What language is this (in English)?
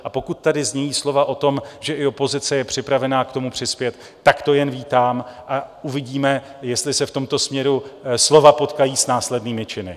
Czech